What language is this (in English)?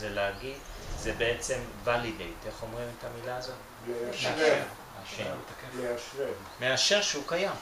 Hebrew